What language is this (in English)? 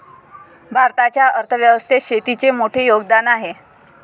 Marathi